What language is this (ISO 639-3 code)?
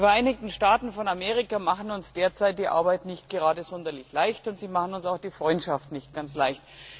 deu